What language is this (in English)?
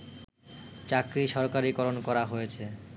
Bangla